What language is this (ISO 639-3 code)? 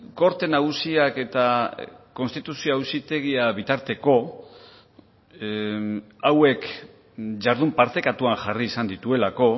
eus